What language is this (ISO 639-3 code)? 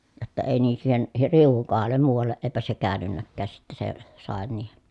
fin